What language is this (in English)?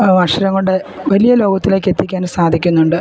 Malayalam